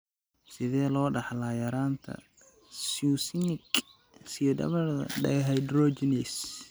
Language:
Somali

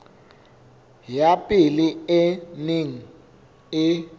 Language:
Southern Sotho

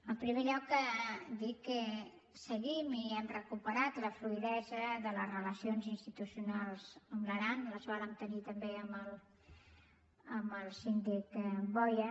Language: Catalan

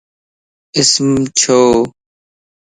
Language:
Lasi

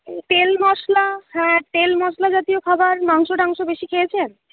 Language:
Bangla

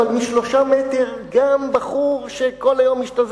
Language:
Hebrew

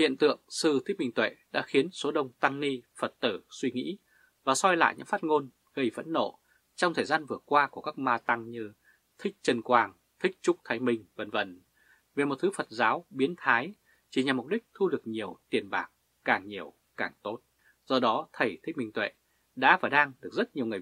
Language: Vietnamese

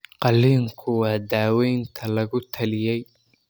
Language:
Somali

